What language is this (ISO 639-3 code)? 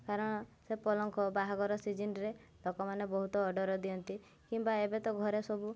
ori